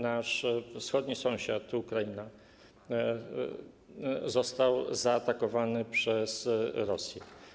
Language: Polish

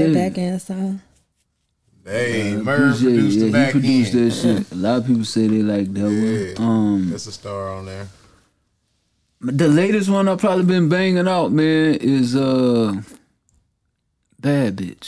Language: English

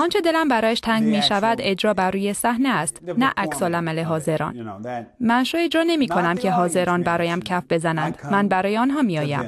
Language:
Persian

